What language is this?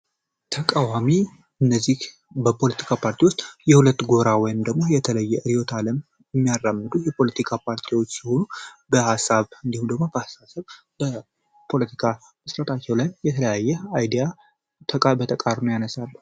Amharic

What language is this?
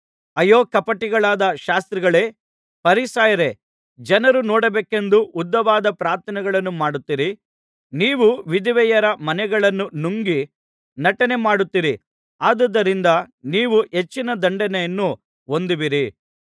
Kannada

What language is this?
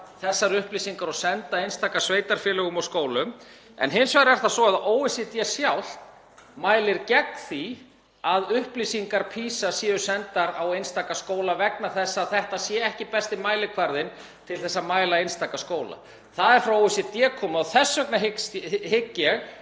Icelandic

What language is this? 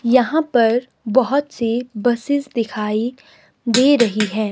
Hindi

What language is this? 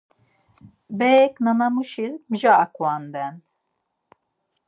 Laz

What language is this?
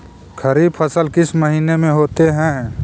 Magahi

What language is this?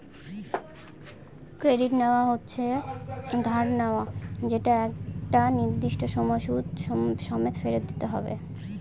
Bangla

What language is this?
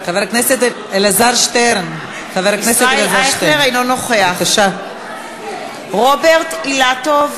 Hebrew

